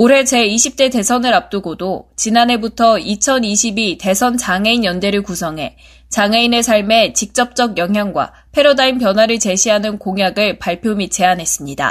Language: Korean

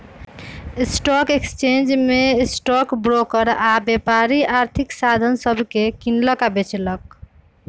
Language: Magahi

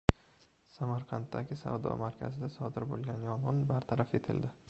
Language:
Uzbek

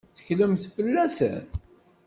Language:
Kabyle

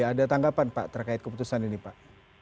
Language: Indonesian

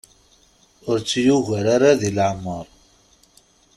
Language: Kabyle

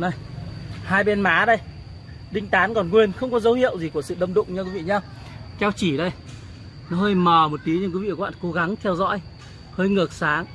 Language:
Vietnamese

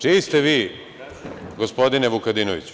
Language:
Serbian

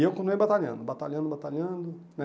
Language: Portuguese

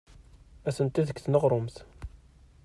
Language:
Kabyle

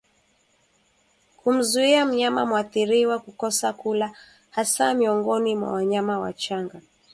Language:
Swahili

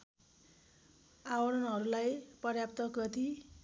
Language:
Nepali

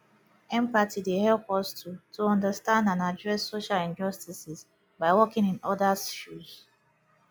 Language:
Nigerian Pidgin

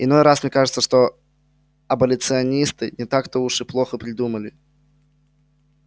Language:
Russian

